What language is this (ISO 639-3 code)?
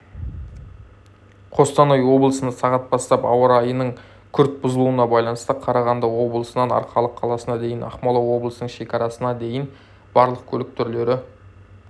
kaz